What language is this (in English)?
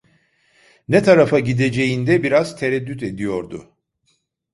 Turkish